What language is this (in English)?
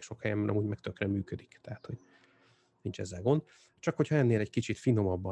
Hungarian